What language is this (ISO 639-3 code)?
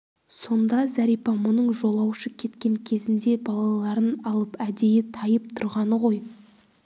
kaz